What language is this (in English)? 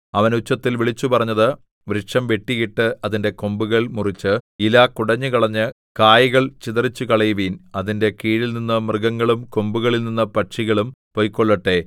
Malayalam